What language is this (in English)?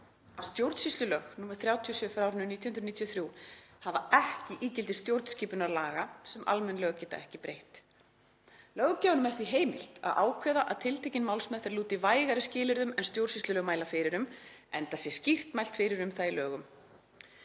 Icelandic